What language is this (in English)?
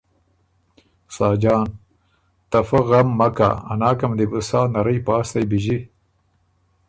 Ormuri